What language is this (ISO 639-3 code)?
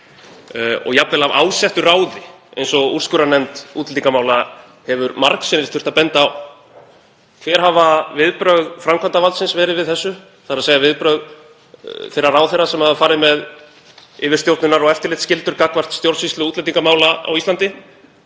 isl